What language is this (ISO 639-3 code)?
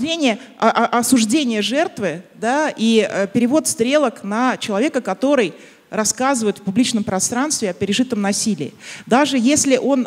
rus